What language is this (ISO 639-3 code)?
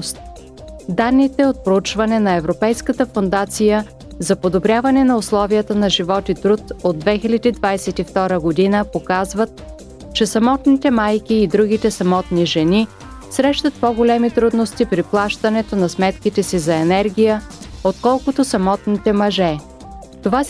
bul